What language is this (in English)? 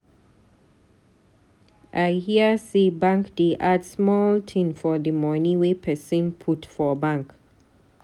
Nigerian Pidgin